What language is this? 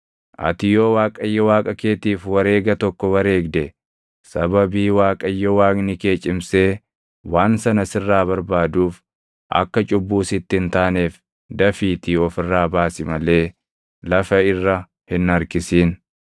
Oromo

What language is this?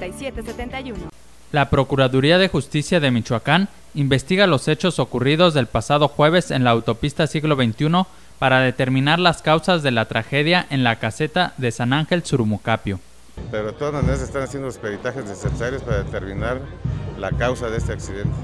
Spanish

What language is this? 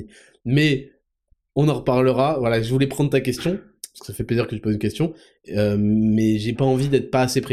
French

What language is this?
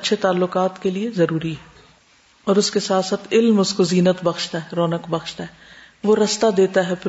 Urdu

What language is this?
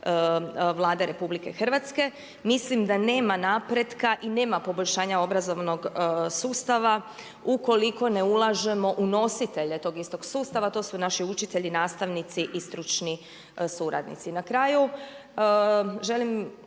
Croatian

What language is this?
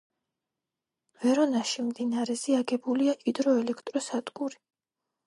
Georgian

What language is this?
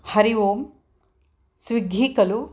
Sanskrit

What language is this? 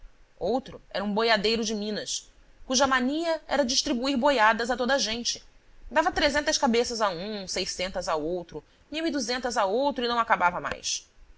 Portuguese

